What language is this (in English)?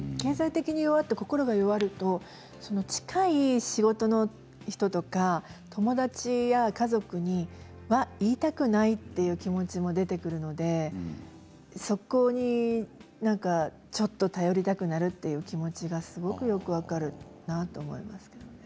Japanese